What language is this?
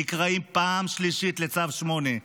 Hebrew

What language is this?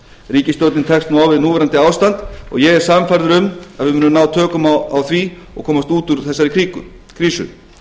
Icelandic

